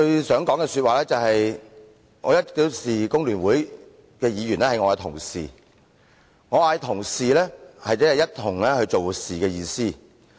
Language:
Cantonese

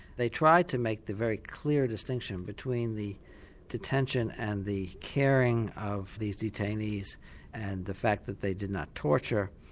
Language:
English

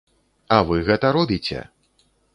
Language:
Belarusian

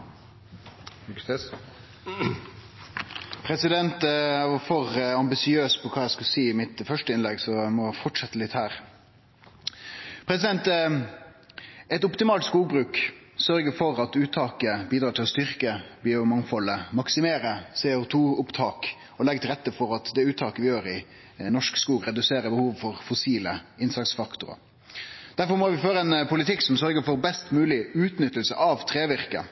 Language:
Norwegian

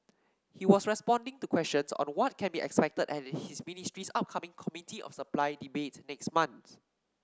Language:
English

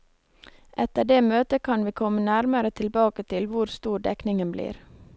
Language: Norwegian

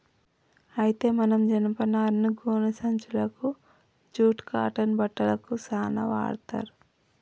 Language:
Telugu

